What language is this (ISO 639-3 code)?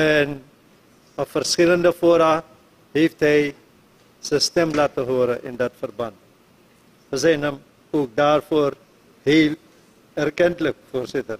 nld